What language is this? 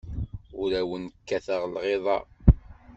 Kabyle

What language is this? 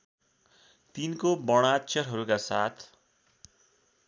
Nepali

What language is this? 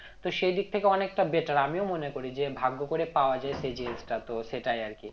Bangla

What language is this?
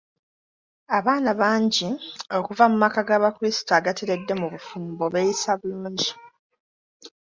Ganda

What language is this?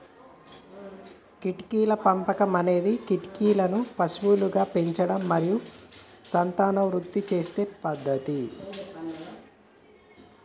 Telugu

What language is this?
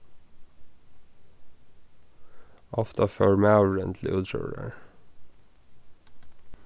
Faroese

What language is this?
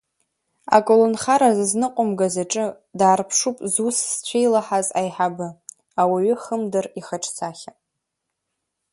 Abkhazian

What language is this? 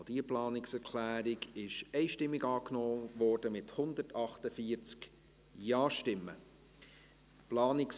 Swiss German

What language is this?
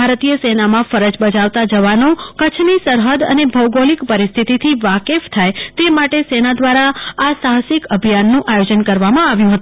Gujarati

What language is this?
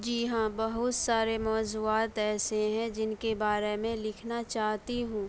Urdu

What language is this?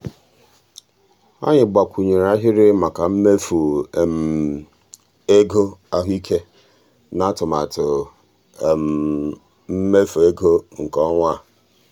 Igbo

